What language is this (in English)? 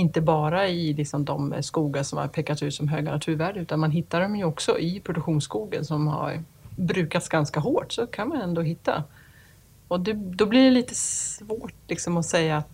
Swedish